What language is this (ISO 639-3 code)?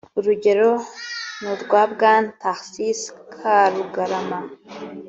kin